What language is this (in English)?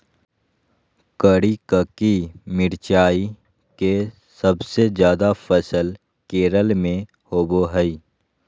Magahi